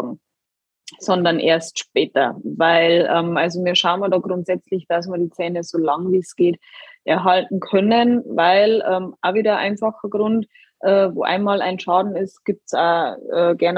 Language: German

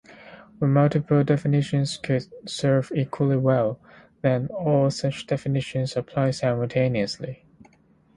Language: English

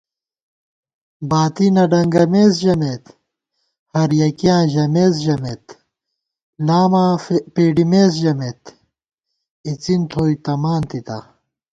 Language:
Gawar-Bati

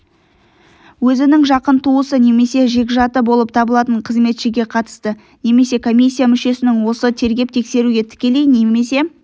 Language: Kazakh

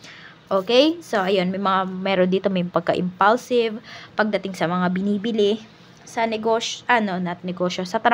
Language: Filipino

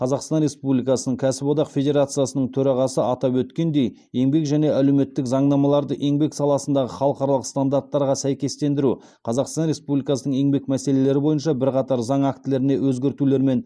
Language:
Kazakh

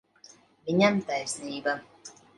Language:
Latvian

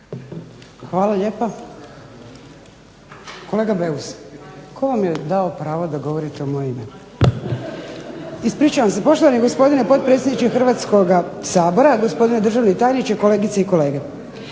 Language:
Croatian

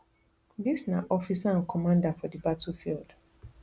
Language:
Nigerian Pidgin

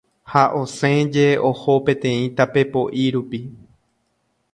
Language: Guarani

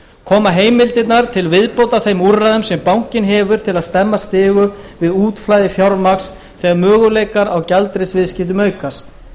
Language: Icelandic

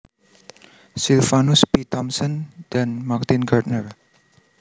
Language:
Javanese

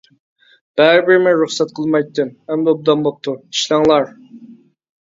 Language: Uyghur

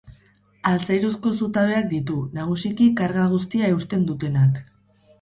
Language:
Basque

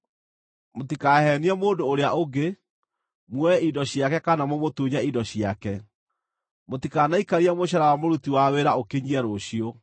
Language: Kikuyu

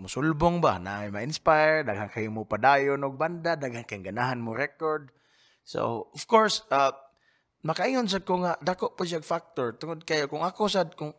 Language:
Filipino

